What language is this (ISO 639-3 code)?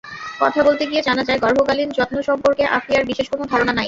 ben